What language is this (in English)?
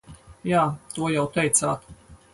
Latvian